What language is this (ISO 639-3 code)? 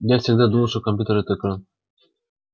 rus